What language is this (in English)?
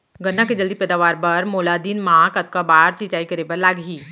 Chhattisgarhi